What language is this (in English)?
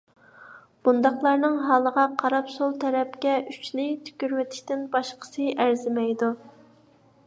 Uyghur